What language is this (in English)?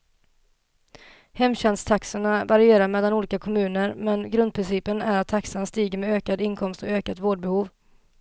Swedish